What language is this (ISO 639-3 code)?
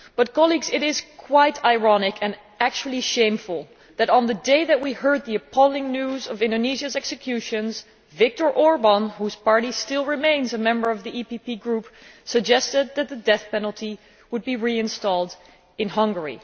eng